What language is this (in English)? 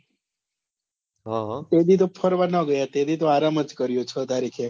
Gujarati